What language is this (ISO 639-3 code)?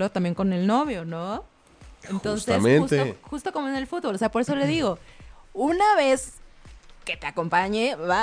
spa